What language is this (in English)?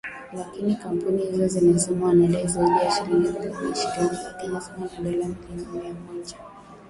Swahili